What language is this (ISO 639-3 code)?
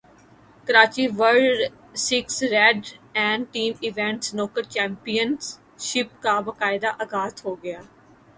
urd